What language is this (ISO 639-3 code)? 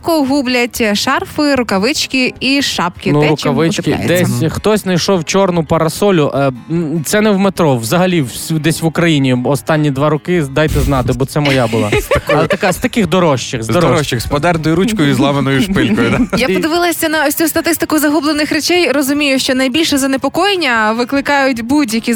ukr